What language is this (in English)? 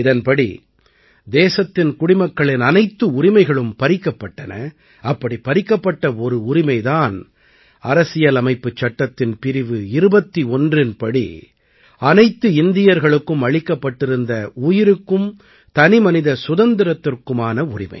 Tamil